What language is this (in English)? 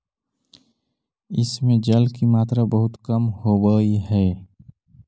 Magahi